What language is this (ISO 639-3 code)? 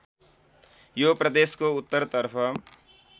nep